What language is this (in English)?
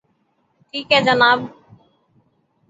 Urdu